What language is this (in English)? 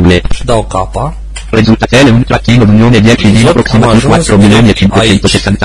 Romanian